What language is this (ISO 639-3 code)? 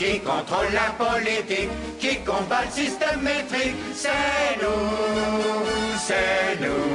fra